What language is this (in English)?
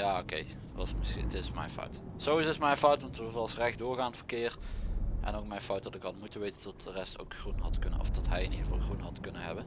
Dutch